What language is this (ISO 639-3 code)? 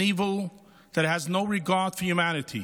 heb